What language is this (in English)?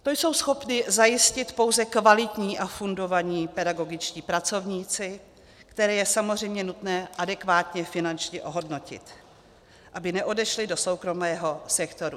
Czech